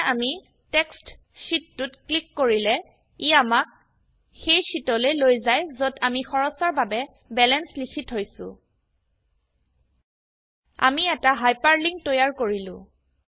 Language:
Assamese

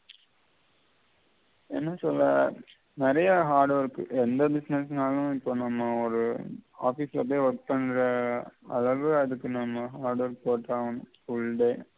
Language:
Tamil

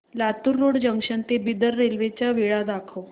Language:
Marathi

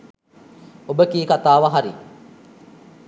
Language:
Sinhala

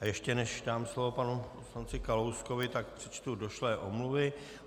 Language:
Czech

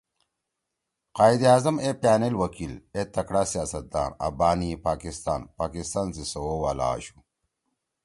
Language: Torwali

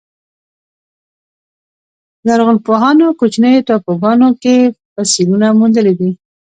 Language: Pashto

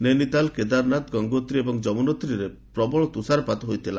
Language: Odia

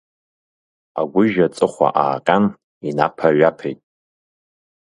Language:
Abkhazian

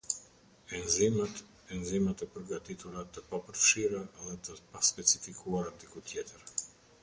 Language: Albanian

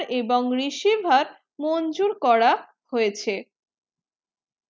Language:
Bangla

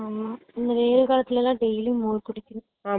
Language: Tamil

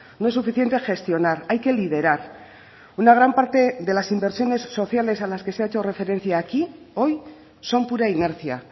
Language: Spanish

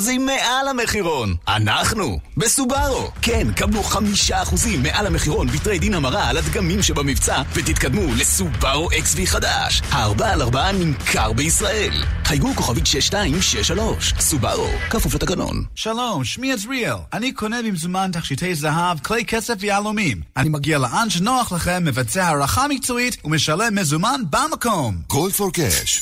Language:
Hebrew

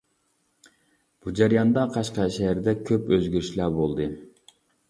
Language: Uyghur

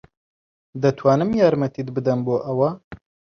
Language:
Central Kurdish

